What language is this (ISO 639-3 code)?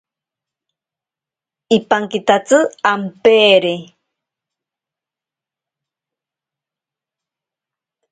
prq